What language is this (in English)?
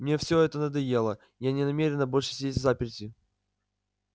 Russian